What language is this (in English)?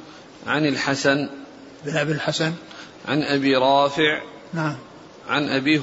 Arabic